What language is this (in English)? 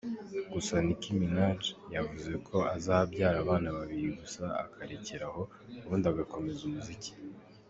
Kinyarwanda